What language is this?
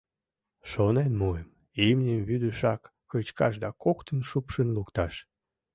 Mari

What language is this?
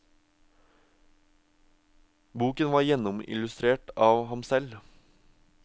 Norwegian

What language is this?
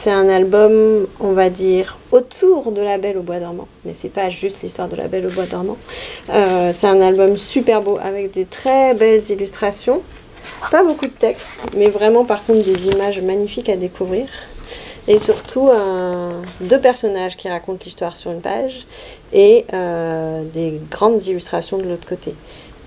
French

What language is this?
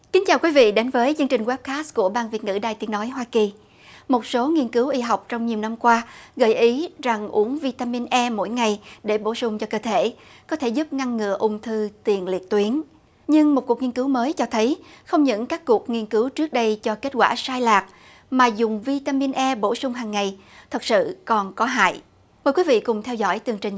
Vietnamese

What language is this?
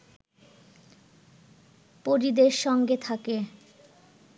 Bangla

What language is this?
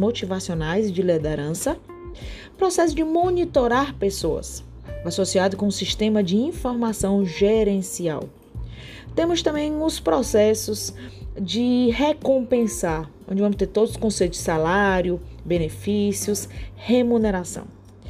Portuguese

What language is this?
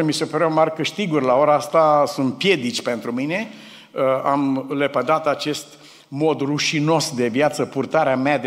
Romanian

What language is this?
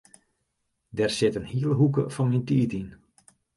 Western Frisian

